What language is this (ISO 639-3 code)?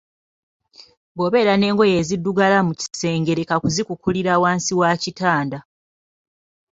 lug